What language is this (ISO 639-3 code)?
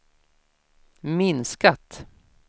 swe